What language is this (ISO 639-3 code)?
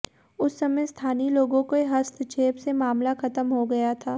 hin